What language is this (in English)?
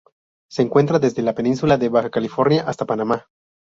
Spanish